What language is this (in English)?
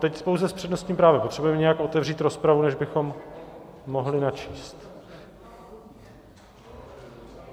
Czech